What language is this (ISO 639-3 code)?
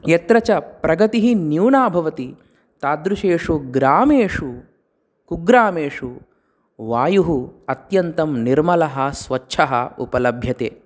san